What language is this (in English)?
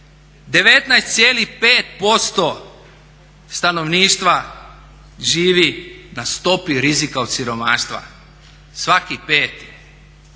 Croatian